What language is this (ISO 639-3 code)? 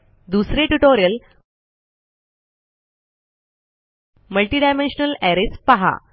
mar